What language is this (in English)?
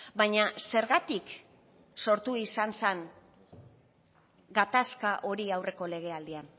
Basque